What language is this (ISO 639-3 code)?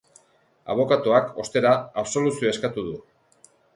eus